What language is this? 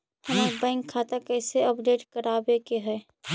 Magahi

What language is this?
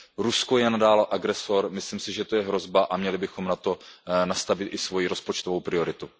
Czech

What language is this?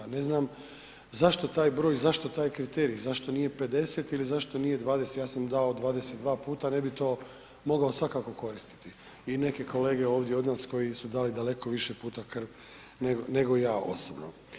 Croatian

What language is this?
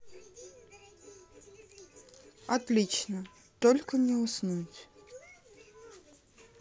Russian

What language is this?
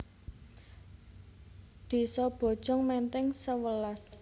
Javanese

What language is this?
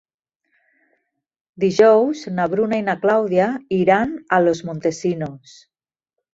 Catalan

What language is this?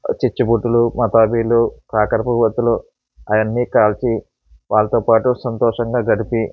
Telugu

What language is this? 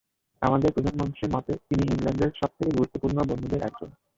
Bangla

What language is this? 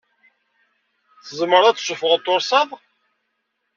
Kabyle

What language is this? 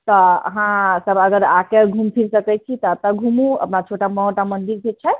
Maithili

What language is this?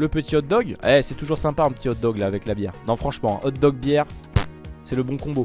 French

